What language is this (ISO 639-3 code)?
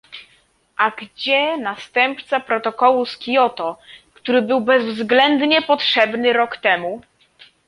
pol